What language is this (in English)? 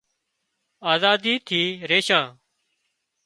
Wadiyara Koli